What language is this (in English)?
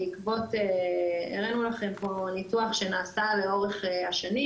Hebrew